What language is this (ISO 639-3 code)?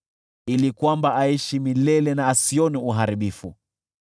swa